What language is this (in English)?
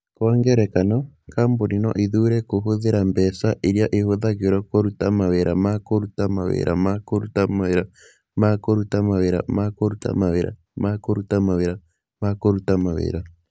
Kikuyu